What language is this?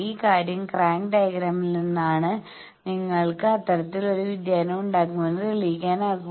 Malayalam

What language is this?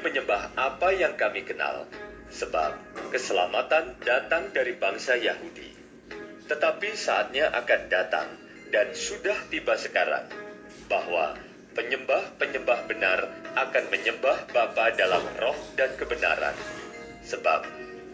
Indonesian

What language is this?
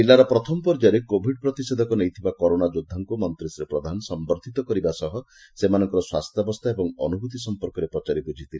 Odia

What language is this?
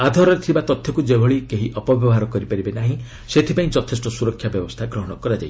Odia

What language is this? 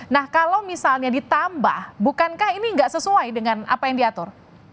Indonesian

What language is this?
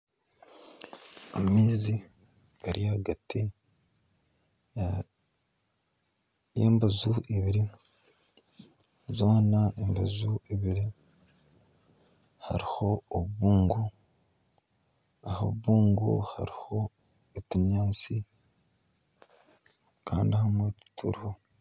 Nyankole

